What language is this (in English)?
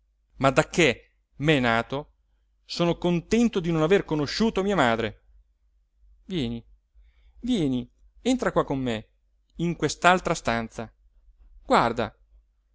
Italian